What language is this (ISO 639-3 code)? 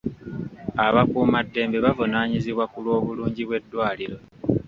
lug